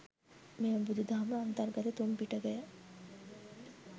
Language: Sinhala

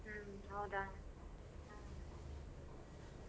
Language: Kannada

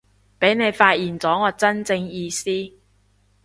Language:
Cantonese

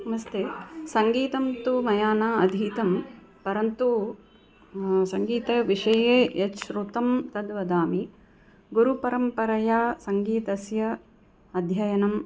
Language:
Sanskrit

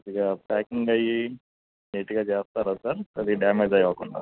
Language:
Telugu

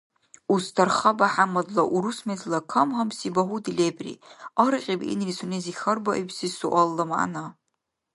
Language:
Dargwa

